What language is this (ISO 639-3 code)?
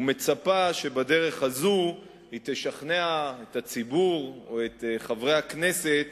heb